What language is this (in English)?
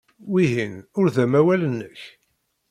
Kabyle